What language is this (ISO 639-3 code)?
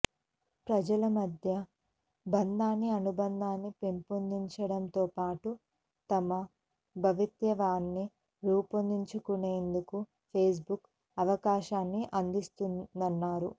tel